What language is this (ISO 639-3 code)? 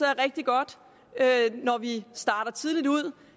dan